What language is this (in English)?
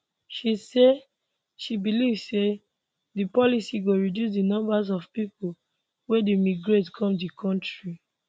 Nigerian Pidgin